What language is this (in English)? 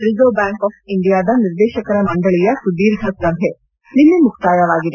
Kannada